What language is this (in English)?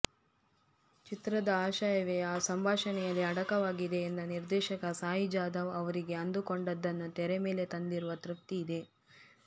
Kannada